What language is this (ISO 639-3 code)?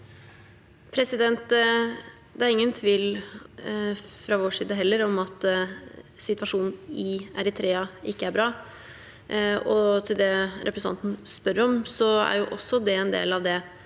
nor